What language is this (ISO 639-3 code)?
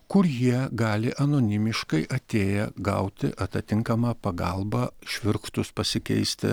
lit